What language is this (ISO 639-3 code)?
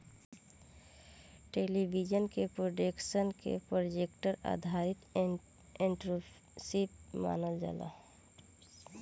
bho